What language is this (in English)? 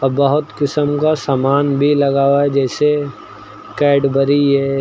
Hindi